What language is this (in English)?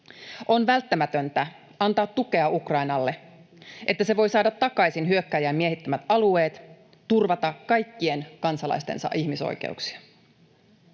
Finnish